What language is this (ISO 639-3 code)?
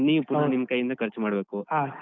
kan